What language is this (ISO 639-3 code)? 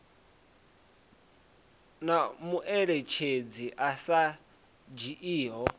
ven